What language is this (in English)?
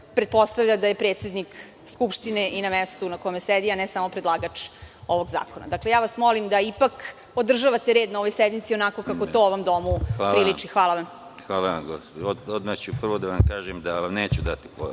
Serbian